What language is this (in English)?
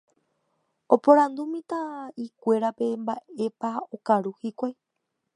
Guarani